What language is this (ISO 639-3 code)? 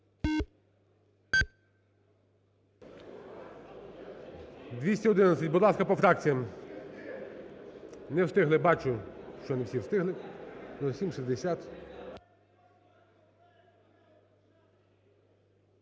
ukr